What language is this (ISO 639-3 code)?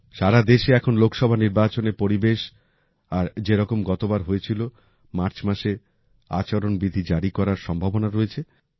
ben